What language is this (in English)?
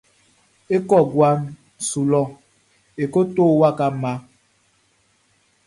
Baoulé